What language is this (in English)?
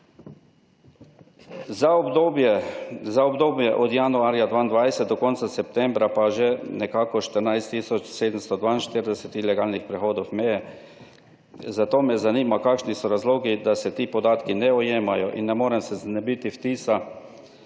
Slovenian